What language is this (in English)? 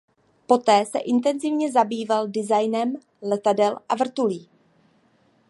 Czech